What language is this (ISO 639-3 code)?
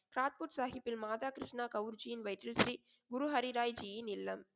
tam